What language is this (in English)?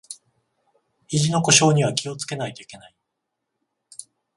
Japanese